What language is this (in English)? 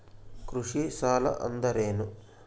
Kannada